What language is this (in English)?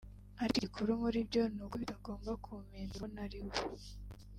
Kinyarwanda